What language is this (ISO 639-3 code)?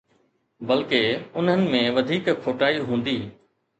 snd